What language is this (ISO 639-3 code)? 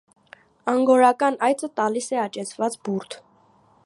hye